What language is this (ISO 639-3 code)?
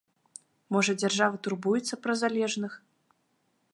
bel